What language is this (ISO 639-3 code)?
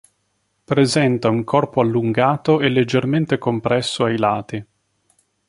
ita